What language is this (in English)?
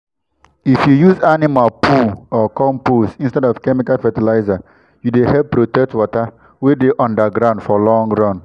Nigerian Pidgin